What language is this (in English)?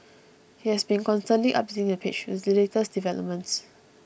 English